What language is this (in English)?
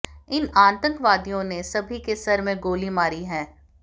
Hindi